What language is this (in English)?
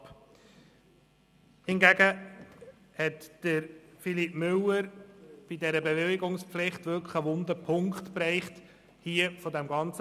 Swiss German